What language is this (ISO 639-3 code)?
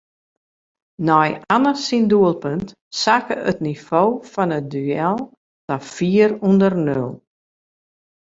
fry